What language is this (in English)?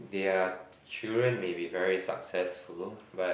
English